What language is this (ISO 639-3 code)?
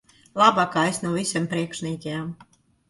lav